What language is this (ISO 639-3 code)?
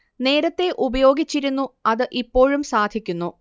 mal